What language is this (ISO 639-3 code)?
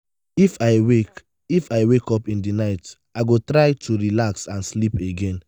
pcm